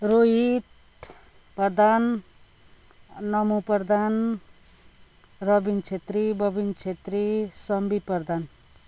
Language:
Nepali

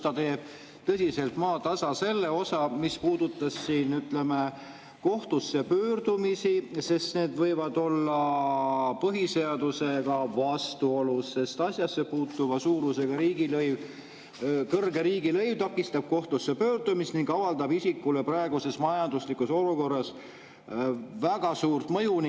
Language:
Estonian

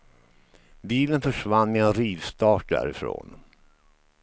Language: Swedish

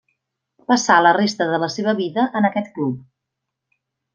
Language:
Catalan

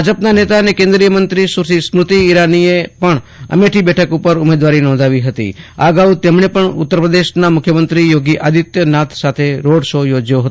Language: Gujarati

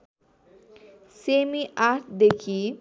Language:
Nepali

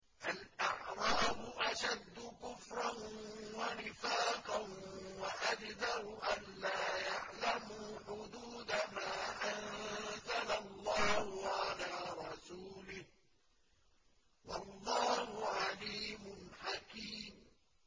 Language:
Arabic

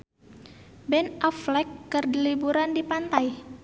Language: Sundanese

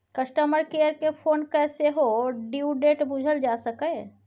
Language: Maithili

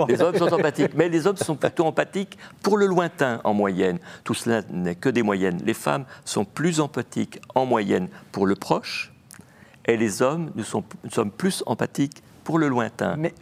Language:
French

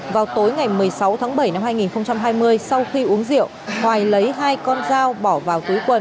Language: Vietnamese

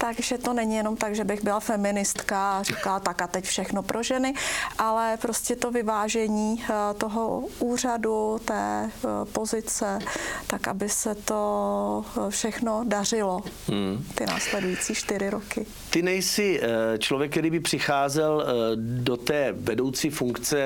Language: Czech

